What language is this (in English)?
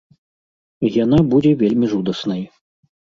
Belarusian